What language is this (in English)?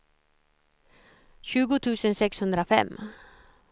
Swedish